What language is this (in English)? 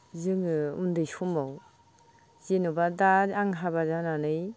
Bodo